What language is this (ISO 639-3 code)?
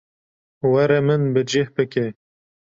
kur